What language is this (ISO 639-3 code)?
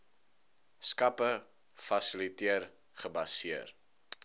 afr